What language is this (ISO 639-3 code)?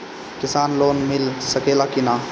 bho